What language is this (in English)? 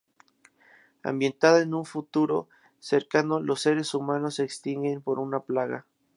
Spanish